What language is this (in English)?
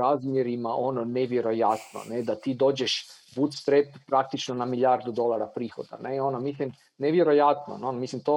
Croatian